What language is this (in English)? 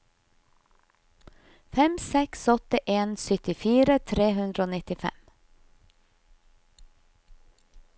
Norwegian